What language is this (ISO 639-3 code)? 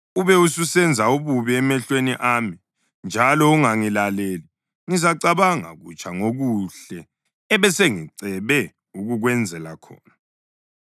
nde